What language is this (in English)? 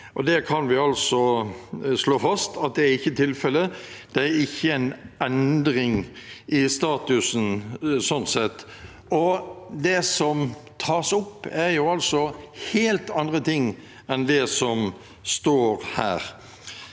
Norwegian